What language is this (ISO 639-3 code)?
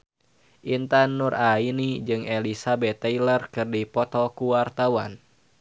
sun